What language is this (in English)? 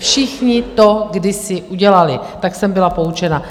Czech